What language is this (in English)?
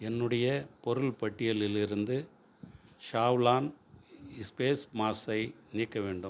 Tamil